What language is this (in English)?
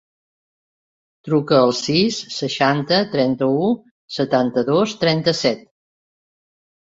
Catalan